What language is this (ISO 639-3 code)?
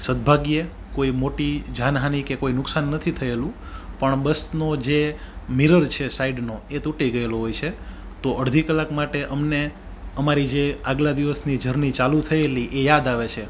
guj